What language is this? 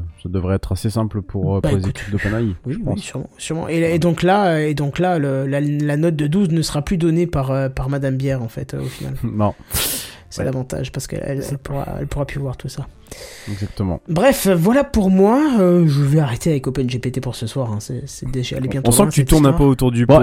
French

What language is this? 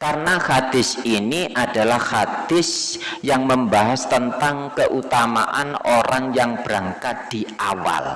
Indonesian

